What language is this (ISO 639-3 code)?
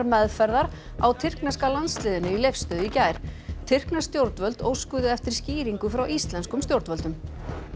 isl